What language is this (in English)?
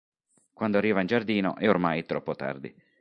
Italian